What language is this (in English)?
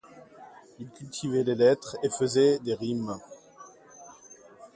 French